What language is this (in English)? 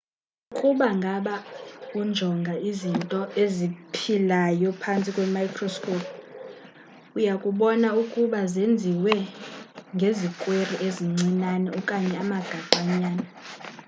Xhosa